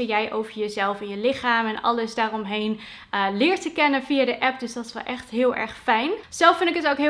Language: Dutch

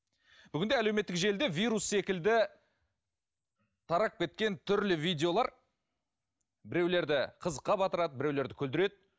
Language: Kazakh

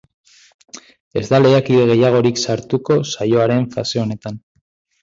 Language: Basque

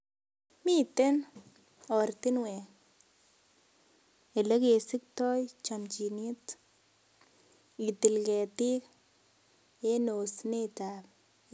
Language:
Kalenjin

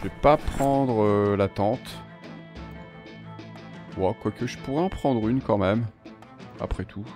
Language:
French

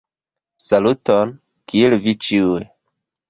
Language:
Esperanto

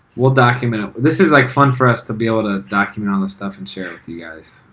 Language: English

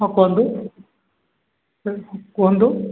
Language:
Odia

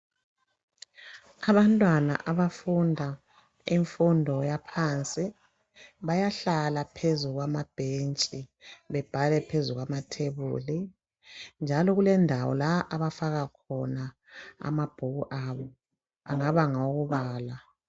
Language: North Ndebele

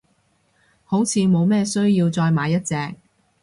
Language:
Cantonese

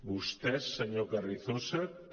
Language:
Catalan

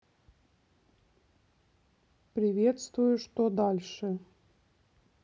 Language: Russian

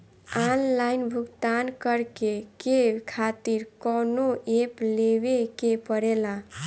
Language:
Bhojpuri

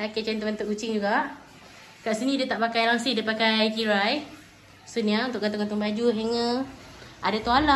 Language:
Malay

